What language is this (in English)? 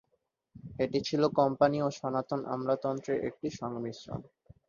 Bangla